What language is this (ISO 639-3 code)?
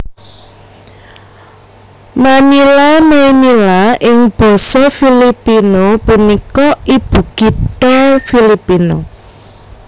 jav